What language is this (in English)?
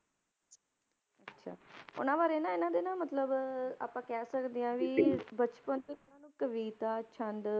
Punjabi